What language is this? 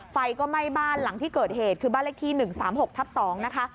Thai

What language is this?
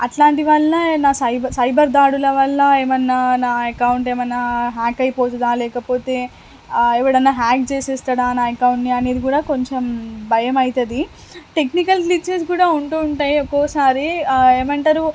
Telugu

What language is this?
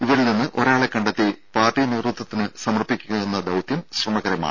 Malayalam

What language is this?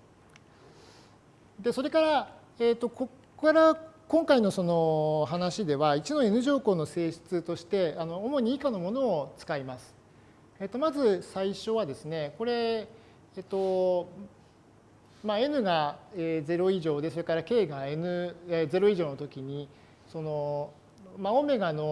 Japanese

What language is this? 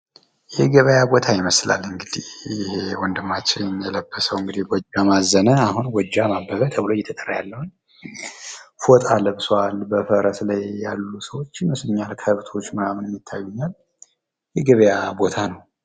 Amharic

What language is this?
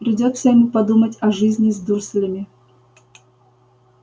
Russian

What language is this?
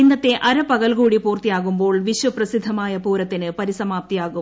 Malayalam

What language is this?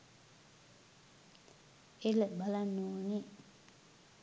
Sinhala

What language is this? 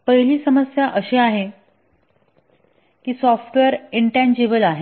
Marathi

